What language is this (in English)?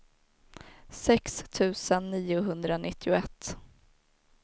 Swedish